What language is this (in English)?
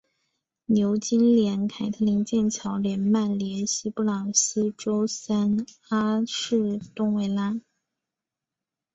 Chinese